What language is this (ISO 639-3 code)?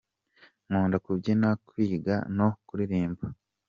kin